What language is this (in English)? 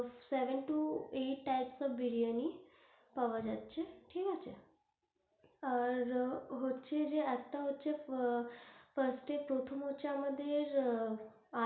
Bangla